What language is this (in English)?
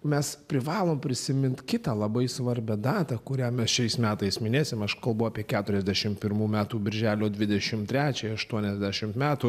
Lithuanian